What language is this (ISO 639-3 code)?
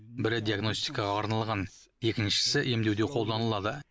kaz